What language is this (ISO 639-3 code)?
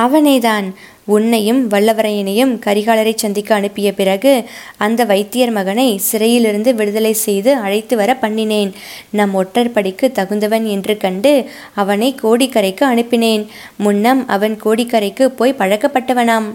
tam